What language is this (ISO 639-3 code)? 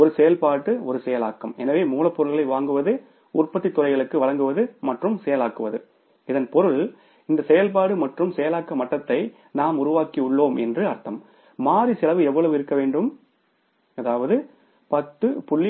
tam